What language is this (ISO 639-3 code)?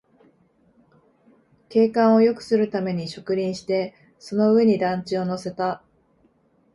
jpn